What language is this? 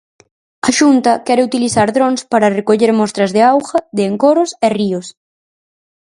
Galician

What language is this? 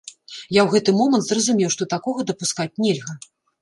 Belarusian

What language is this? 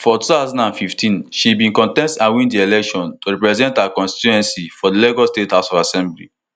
Nigerian Pidgin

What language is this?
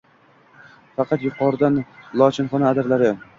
Uzbek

